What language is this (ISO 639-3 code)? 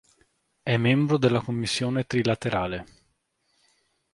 ita